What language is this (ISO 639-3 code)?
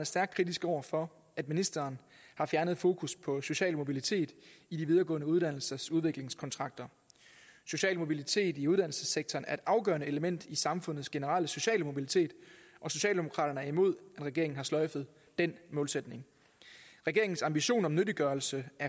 dan